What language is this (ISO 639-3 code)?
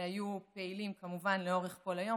heb